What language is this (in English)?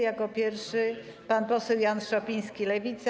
Polish